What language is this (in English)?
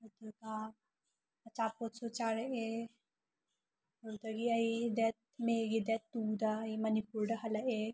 Manipuri